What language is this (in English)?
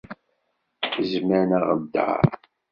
Kabyle